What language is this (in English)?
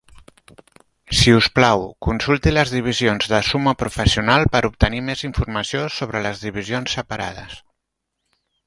Catalan